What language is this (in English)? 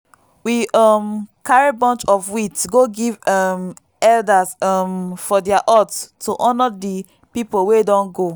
Nigerian Pidgin